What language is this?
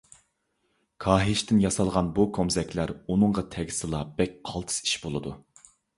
Uyghur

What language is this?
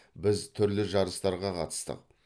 Kazakh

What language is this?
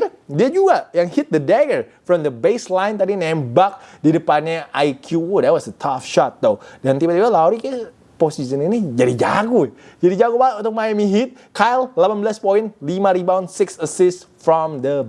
Indonesian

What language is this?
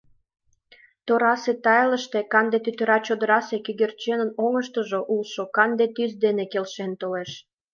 Mari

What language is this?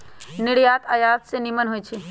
Magahi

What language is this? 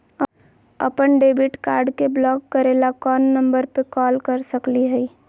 Magahi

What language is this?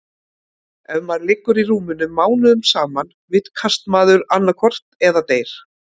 Icelandic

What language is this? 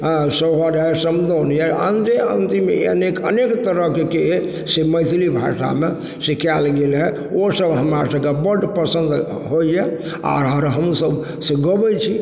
Maithili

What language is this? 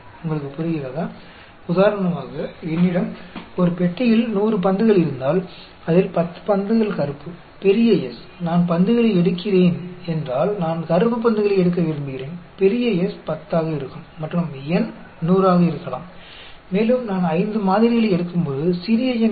Hindi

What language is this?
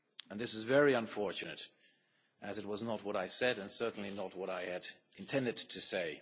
English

